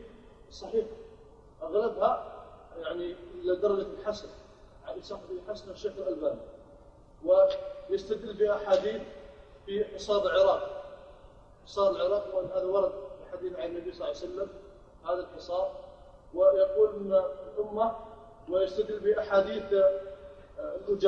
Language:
Arabic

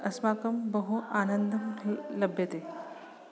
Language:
Sanskrit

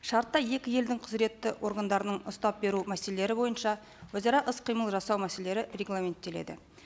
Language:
Kazakh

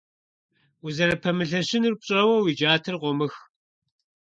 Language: Kabardian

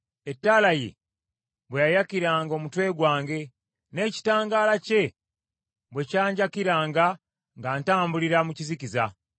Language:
Ganda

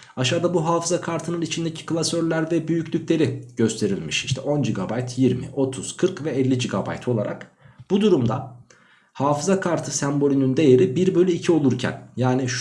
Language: Turkish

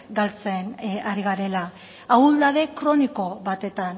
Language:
Basque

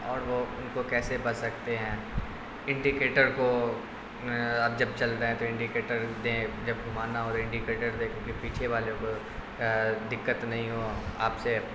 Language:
Urdu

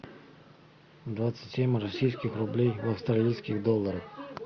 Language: Russian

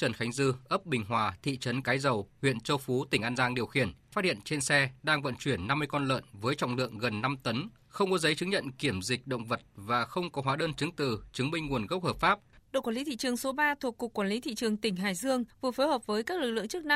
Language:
Vietnamese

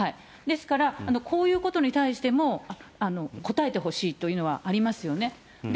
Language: Japanese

